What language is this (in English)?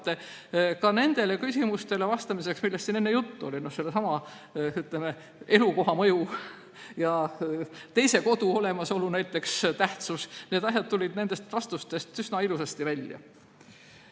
Estonian